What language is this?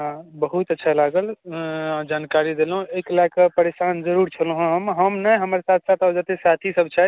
Maithili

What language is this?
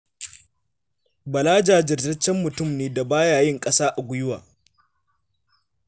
Hausa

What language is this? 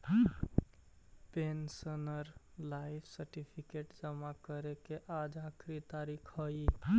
Magahi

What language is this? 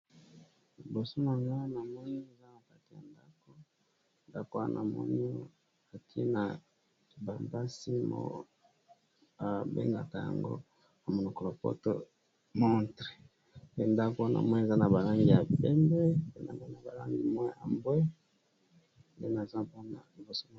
Lingala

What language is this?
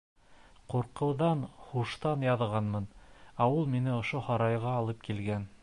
Bashkir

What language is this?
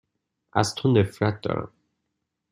Persian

